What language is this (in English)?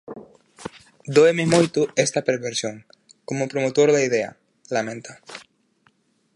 Galician